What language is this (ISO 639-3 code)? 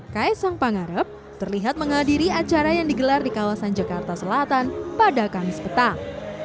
ind